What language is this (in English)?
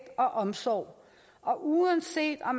Danish